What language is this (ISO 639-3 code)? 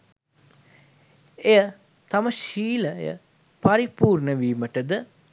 sin